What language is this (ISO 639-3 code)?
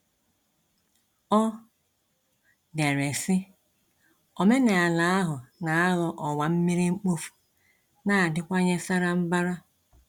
ibo